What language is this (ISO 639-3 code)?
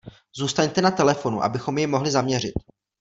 ces